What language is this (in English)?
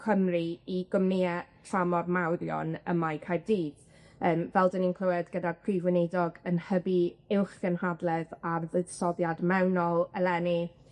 Welsh